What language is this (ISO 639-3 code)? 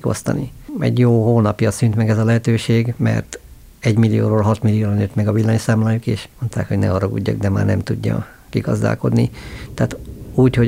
hun